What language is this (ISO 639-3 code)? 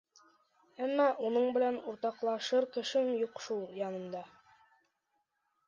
bak